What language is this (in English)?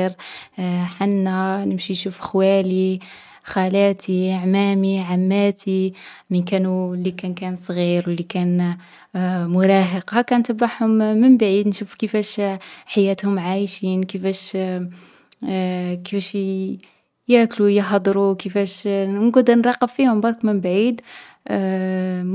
Algerian Arabic